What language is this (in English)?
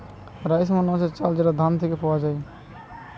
Bangla